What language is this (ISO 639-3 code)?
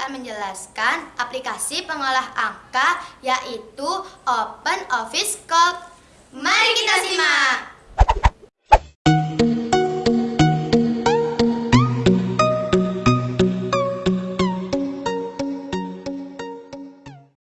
ind